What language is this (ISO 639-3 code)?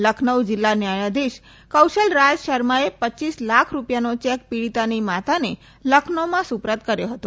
guj